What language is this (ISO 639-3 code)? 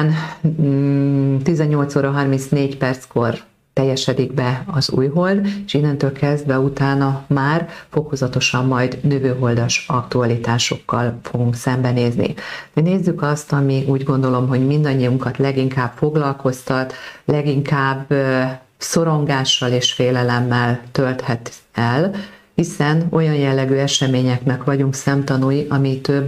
hun